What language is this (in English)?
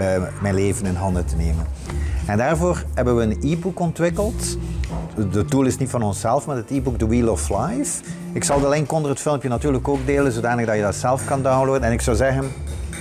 Dutch